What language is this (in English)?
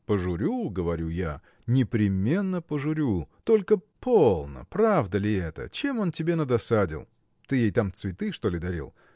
Russian